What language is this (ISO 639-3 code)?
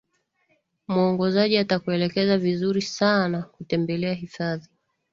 swa